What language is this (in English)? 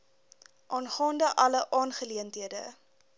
Afrikaans